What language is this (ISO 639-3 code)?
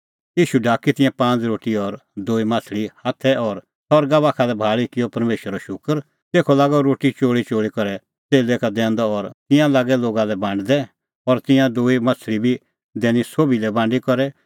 kfx